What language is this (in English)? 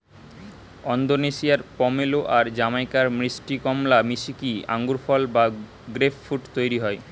Bangla